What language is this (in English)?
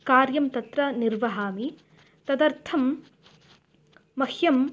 Sanskrit